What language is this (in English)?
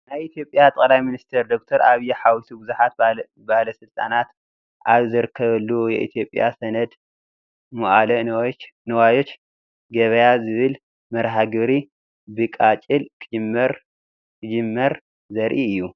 Tigrinya